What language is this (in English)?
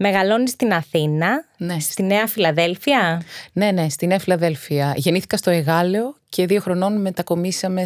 Greek